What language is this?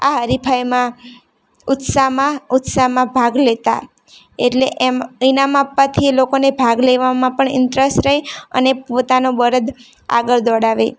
Gujarati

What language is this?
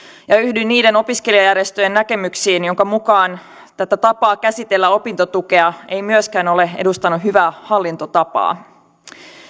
Finnish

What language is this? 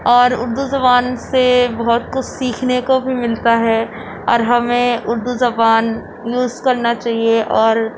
Urdu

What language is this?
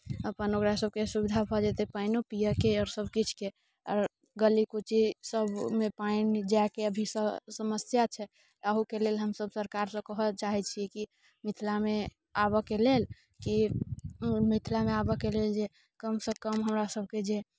Maithili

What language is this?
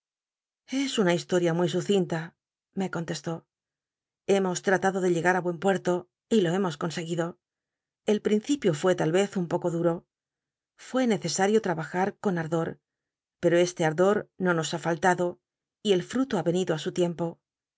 Spanish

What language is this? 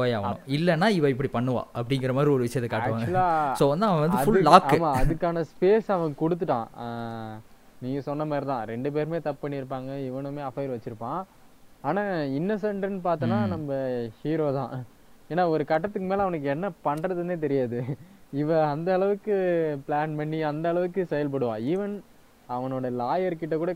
Tamil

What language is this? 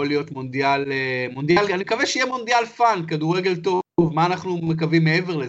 Hebrew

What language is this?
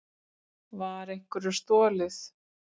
Icelandic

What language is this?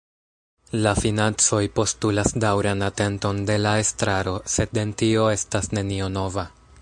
Esperanto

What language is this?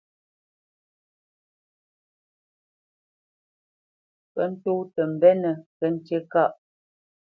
Bamenyam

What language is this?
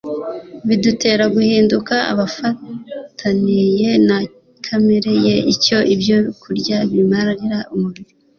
Kinyarwanda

